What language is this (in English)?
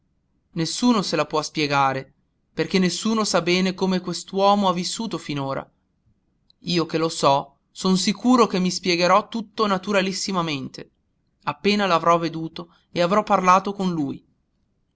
Italian